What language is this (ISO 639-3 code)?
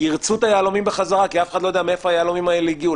heb